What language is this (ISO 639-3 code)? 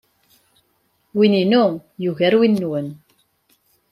kab